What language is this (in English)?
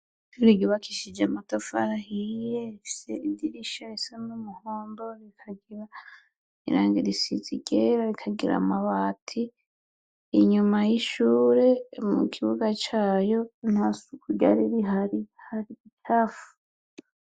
Rundi